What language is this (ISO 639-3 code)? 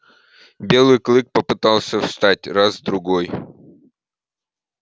rus